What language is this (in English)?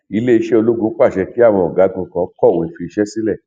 Yoruba